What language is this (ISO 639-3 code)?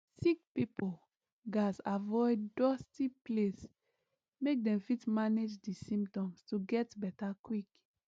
pcm